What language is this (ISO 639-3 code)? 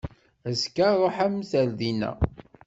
kab